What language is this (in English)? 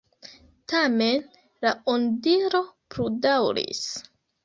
Esperanto